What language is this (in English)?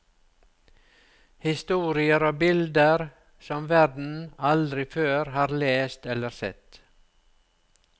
Norwegian